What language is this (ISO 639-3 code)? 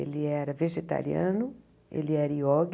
por